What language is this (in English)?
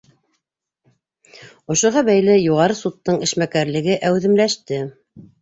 Bashkir